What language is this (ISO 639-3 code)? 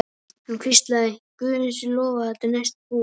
isl